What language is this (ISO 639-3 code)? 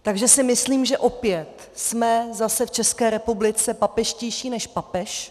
ces